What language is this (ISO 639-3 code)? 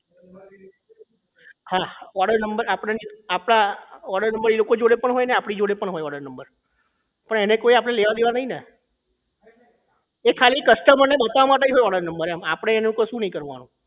guj